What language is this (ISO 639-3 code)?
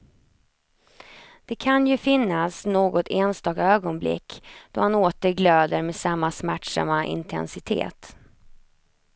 swe